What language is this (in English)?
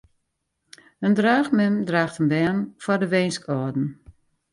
Western Frisian